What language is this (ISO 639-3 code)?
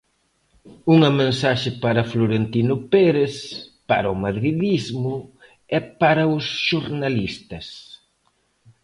glg